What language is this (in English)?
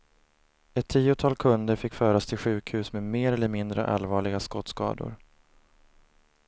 Swedish